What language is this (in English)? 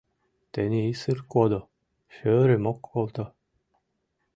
Mari